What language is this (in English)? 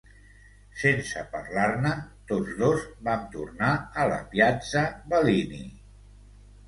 Catalan